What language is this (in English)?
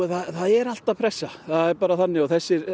Icelandic